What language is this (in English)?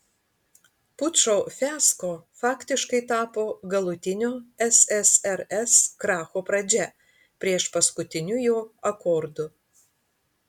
Lithuanian